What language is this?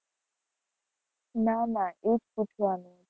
Gujarati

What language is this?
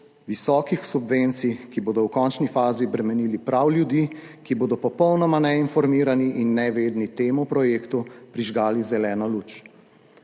Slovenian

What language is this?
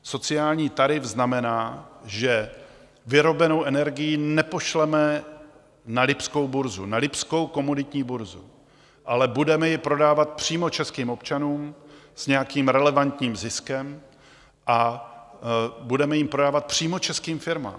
Czech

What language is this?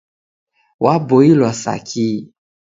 Taita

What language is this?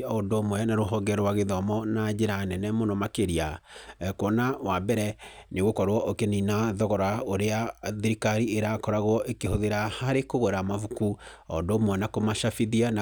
Kikuyu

